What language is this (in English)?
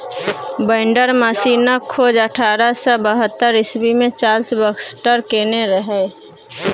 Maithili